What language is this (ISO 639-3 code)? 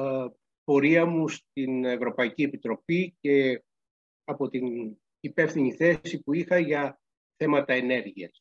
ell